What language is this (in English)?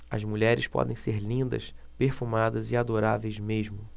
Portuguese